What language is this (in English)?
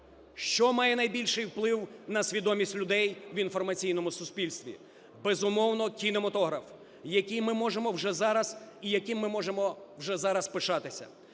Ukrainian